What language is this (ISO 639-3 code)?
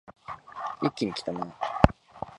jpn